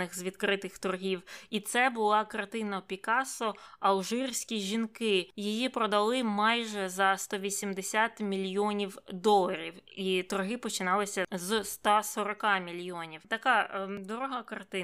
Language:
Ukrainian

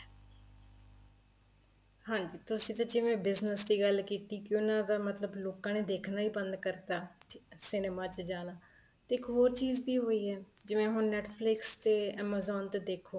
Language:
Punjabi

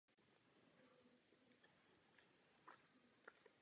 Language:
Czech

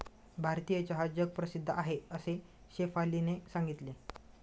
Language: Marathi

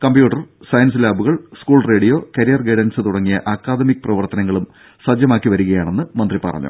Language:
Malayalam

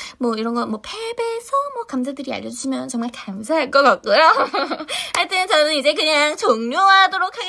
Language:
Korean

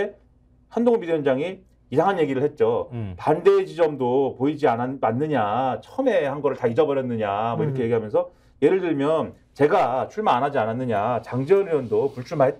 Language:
Korean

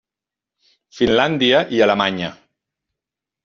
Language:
Catalan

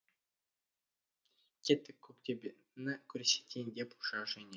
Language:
Kazakh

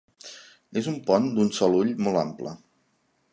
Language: Catalan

